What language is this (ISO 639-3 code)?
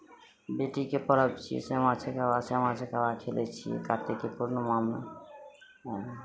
mai